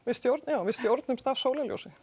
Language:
Icelandic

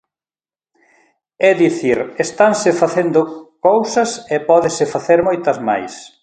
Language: Galician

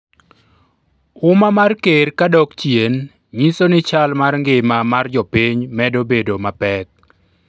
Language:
Luo (Kenya and Tanzania)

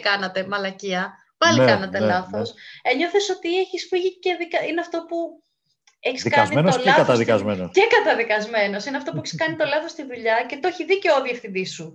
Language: Greek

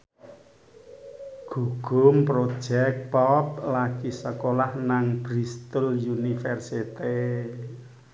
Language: Javanese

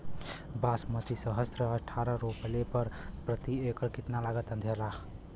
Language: Bhojpuri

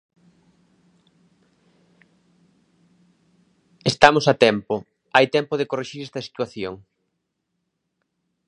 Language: Galician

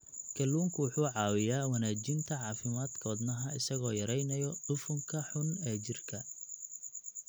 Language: Somali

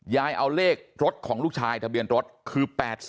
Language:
Thai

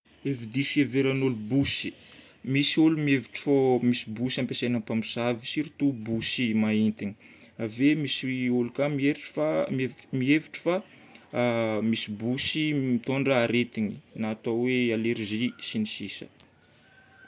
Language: Northern Betsimisaraka Malagasy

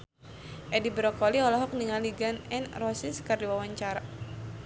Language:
Sundanese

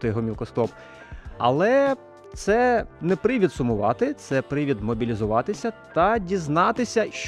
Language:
Ukrainian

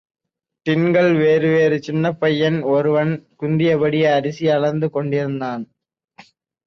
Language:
Tamil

